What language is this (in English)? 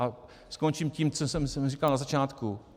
Czech